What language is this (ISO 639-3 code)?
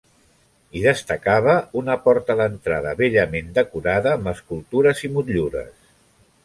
cat